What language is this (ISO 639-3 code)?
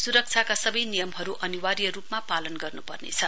nep